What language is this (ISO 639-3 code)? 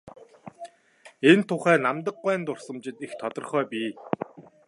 mon